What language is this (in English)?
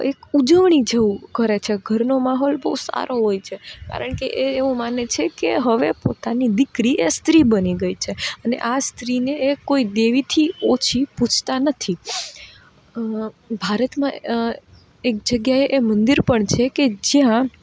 Gujarati